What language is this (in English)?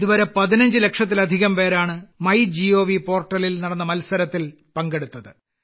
Malayalam